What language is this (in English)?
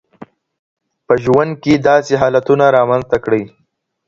Pashto